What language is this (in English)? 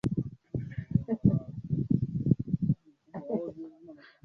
Swahili